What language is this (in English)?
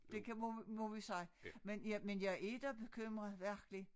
Danish